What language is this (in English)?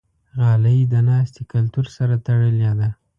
Pashto